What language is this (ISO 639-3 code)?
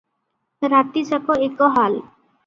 ori